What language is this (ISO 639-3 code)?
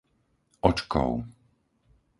slk